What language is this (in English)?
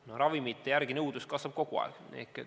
Estonian